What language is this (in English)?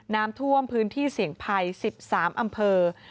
Thai